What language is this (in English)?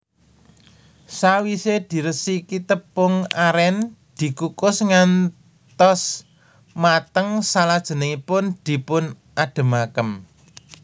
Javanese